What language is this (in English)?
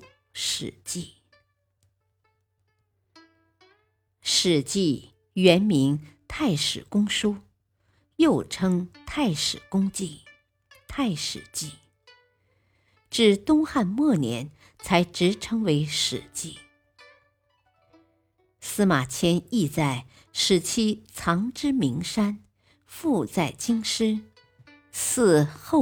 Chinese